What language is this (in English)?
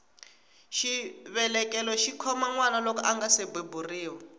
Tsonga